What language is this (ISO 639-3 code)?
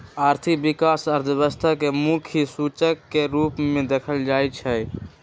mag